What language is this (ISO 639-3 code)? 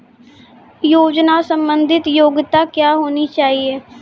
mai